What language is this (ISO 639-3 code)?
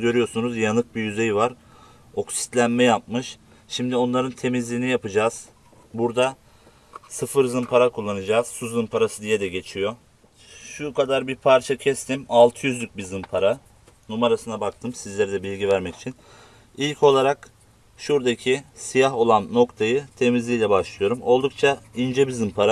tur